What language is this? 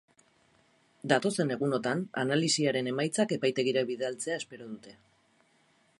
Basque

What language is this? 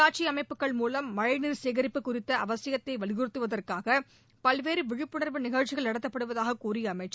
Tamil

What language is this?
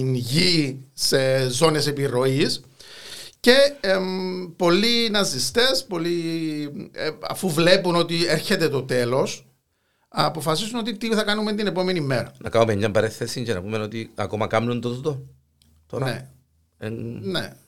Greek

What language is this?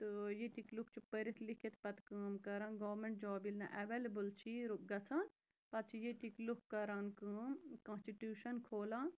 Kashmiri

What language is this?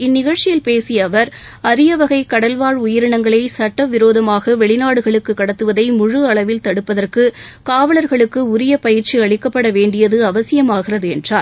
Tamil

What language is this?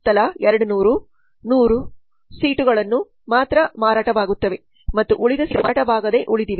Kannada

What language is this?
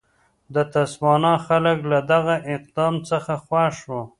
Pashto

